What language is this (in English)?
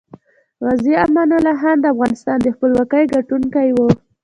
Pashto